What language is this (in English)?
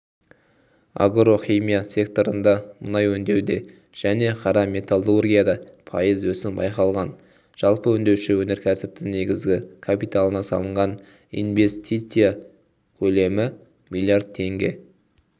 Kazakh